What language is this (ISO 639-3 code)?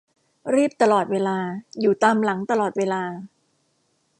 tha